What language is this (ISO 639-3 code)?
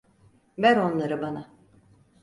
tur